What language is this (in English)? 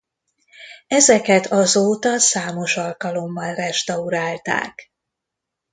Hungarian